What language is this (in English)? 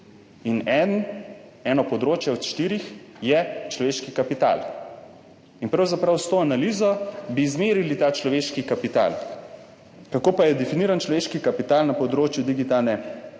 Slovenian